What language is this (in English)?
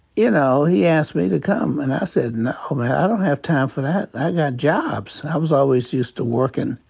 English